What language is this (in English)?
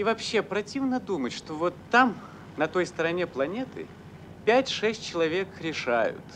Russian